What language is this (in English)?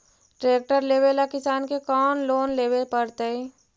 Magahi